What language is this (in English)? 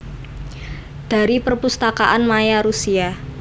Javanese